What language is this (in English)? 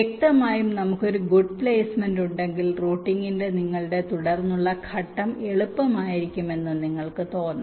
Malayalam